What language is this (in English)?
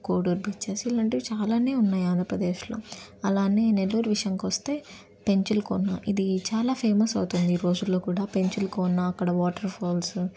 Telugu